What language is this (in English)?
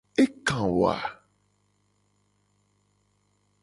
Gen